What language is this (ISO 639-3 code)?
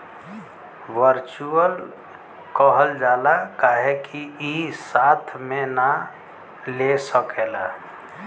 bho